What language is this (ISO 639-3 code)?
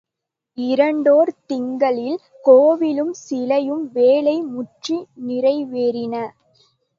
tam